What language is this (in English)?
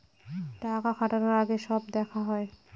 Bangla